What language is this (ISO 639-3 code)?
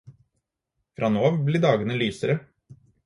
nob